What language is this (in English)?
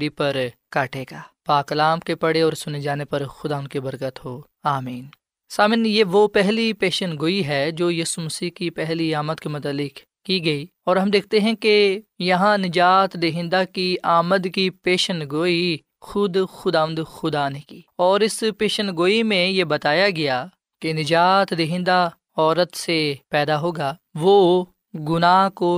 Urdu